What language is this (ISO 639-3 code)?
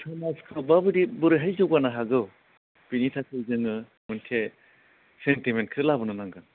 brx